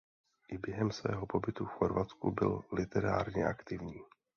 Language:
Czech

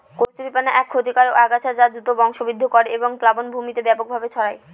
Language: Bangla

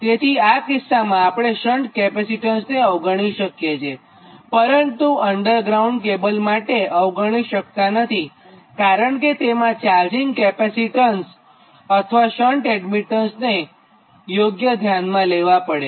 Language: Gujarati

